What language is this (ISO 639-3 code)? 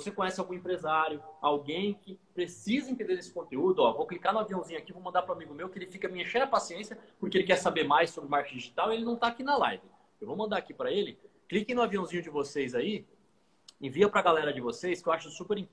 por